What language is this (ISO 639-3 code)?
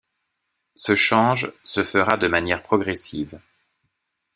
fra